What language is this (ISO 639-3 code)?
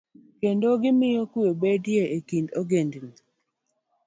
luo